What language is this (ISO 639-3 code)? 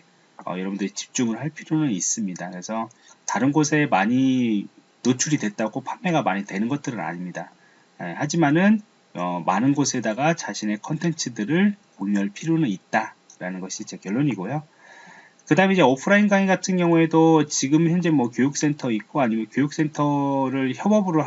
kor